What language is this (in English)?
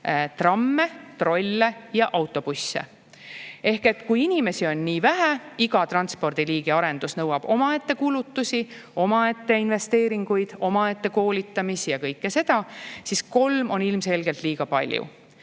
Estonian